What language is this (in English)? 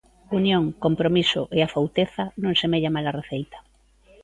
Galician